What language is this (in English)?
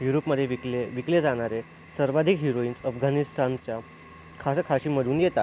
Marathi